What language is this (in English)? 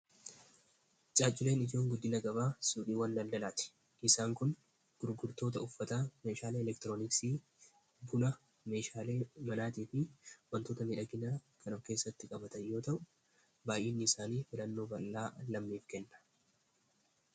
Oromo